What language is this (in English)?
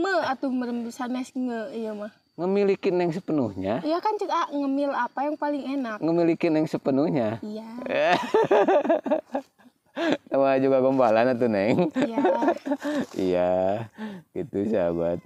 Indonesian